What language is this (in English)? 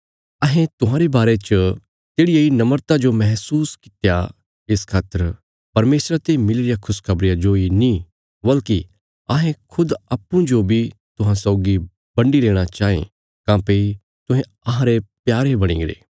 Bilaspuri